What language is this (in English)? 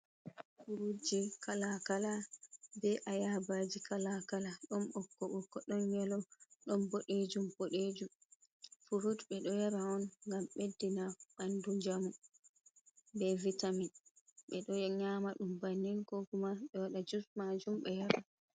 Fula